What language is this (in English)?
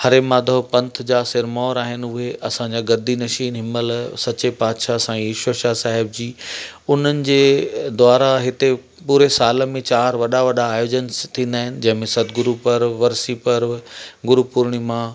Sindhi